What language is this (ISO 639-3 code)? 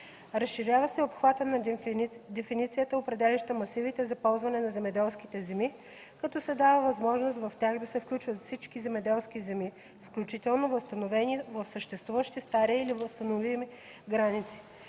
bul